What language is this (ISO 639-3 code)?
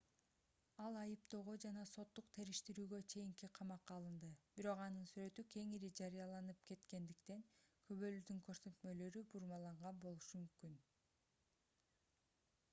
kir